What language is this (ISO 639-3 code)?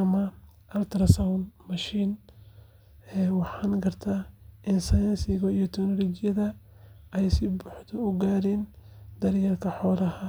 som